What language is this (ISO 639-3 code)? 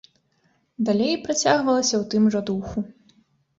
bel